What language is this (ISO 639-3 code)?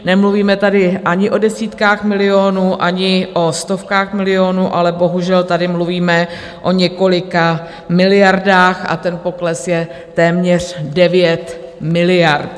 ces